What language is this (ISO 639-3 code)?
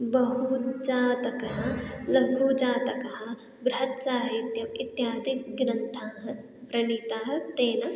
san